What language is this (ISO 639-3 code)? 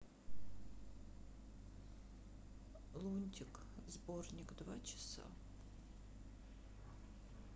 rus